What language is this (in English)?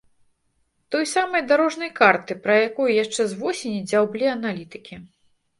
Belarusian